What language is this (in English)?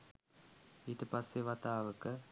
Sinhala